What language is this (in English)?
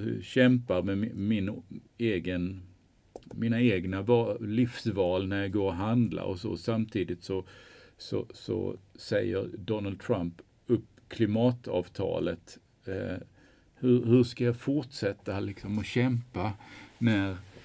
Swedish